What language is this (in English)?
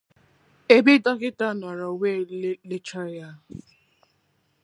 Igbo